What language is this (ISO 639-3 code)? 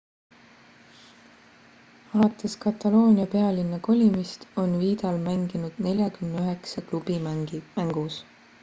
est